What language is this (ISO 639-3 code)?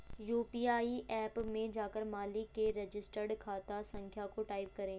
hin